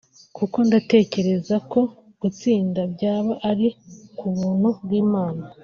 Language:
Kinyarwanda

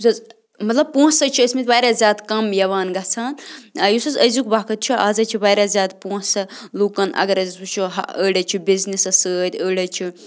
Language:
Kashmiri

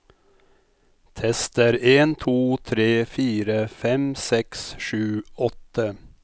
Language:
Norwegian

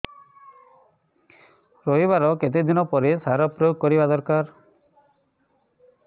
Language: Odia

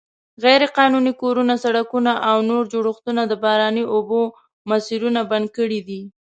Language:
Pashto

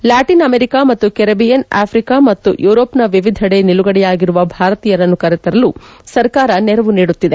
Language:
Kannada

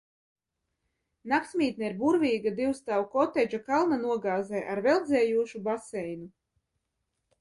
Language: Latvian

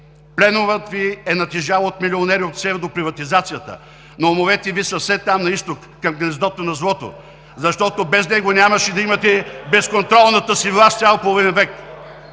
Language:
Bulgarian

